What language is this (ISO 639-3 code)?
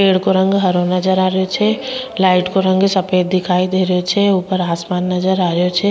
raj